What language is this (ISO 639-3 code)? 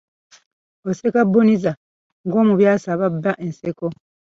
lug